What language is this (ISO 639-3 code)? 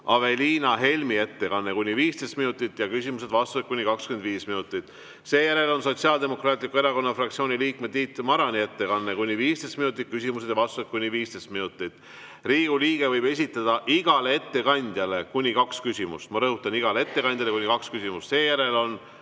est